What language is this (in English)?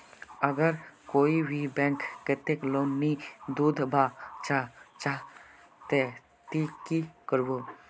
Magahi